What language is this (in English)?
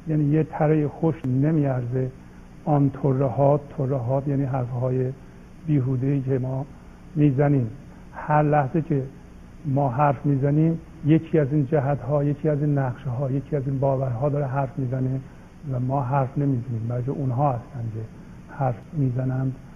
Persian